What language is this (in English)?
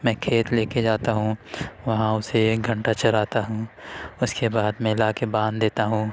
Urdu